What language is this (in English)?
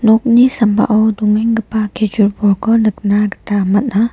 Garo